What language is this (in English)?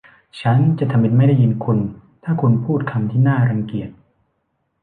Thai